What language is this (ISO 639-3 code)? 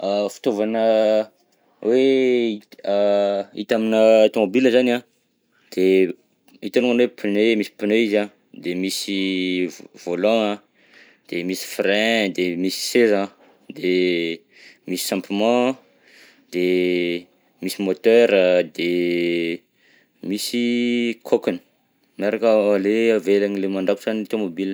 bzc